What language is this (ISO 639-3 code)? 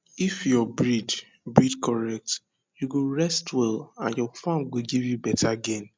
pcm